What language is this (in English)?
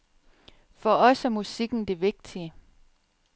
Danish